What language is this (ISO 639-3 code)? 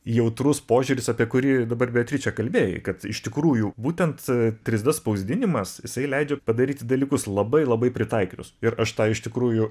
lit